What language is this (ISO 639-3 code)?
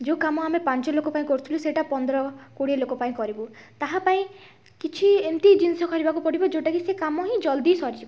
ori